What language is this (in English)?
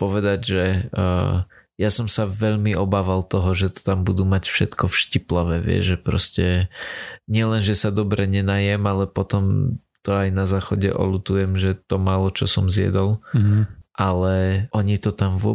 Slovak